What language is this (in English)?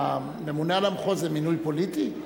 Hebrew